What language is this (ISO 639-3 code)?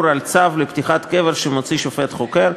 heb